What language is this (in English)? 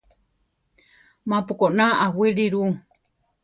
Central Tarahumara